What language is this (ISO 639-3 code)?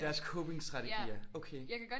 dan